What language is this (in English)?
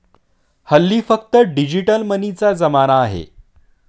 Marathi